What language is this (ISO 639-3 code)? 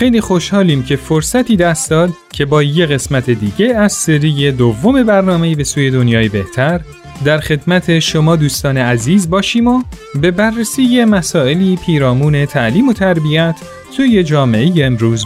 fas